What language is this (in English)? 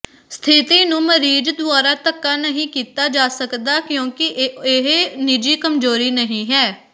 Punjabi